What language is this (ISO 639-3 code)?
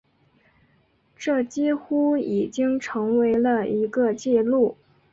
zho